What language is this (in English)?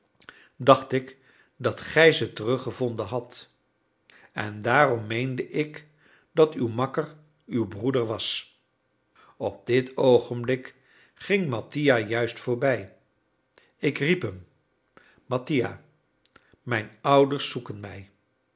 Dutch